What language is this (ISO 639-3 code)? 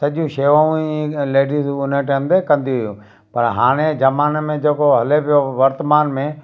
snd